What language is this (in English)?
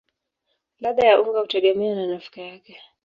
Swahili